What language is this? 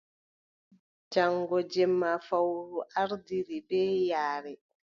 Adamawa Fulfulde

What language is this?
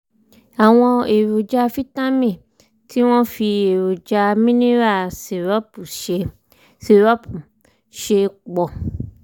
Yoruba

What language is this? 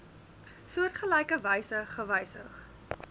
Afrikaans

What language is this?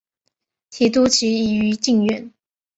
Chinese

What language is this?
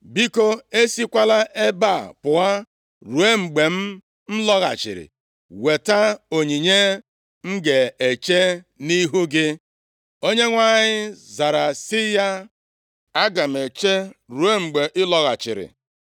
Igbo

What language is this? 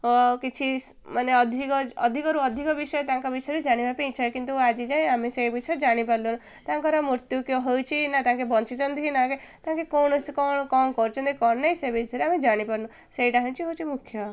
Odia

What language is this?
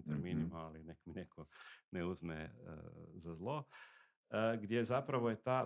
Croatian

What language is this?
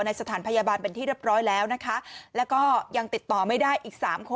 Thai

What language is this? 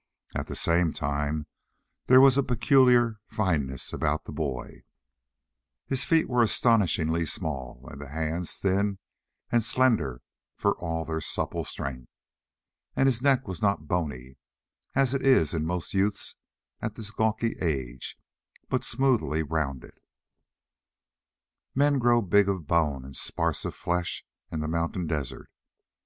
English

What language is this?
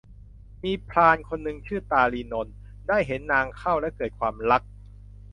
Thai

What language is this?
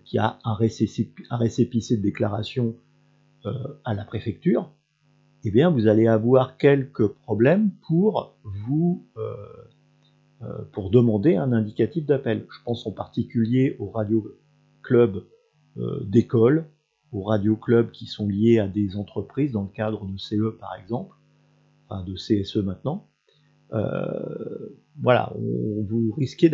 French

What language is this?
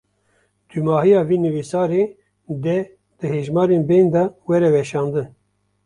Kurdish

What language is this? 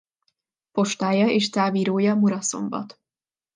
Hungarian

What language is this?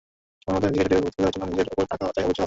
Bangla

